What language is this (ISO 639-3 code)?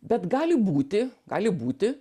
lit